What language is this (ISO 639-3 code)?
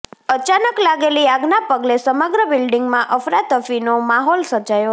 guj